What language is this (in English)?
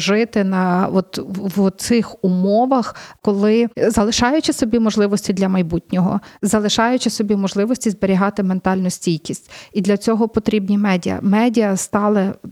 Ukrainian